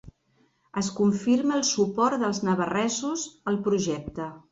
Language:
Catalan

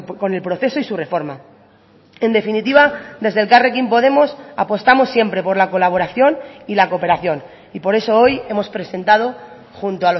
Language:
Spanish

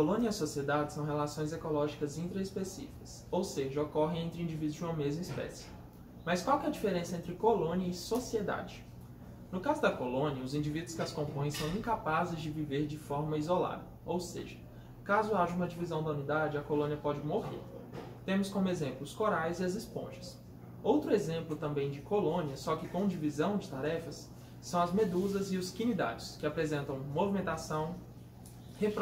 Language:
Portuguese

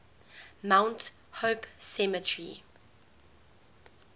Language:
English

